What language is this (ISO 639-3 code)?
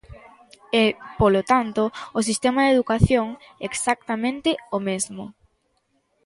glg